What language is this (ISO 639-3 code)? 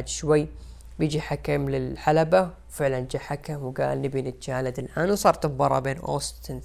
ara